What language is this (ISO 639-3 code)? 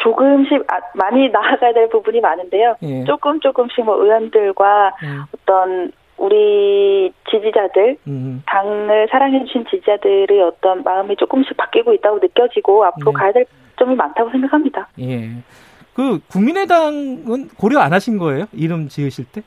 kor